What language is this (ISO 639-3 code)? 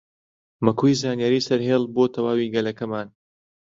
ckb